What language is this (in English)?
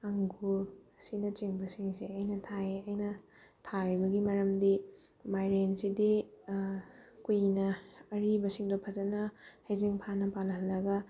Manipuri